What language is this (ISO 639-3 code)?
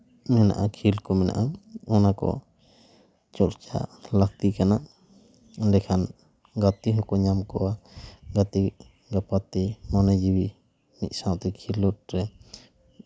sat